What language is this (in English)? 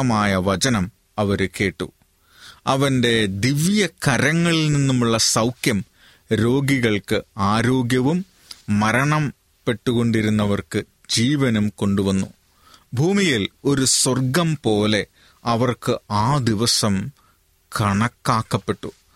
Malayalam